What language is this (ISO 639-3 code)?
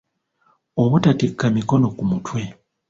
lug